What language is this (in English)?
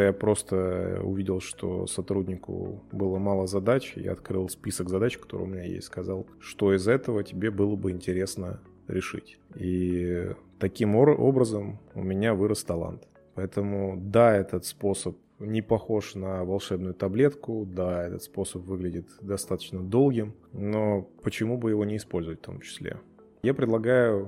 Russian